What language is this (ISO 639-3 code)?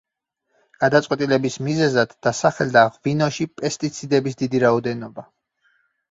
kat